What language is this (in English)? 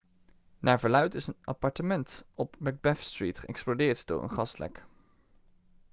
Dutch